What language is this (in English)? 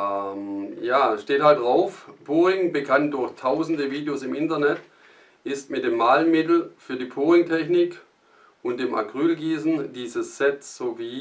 German